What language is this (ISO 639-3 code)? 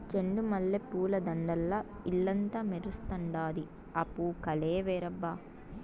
tel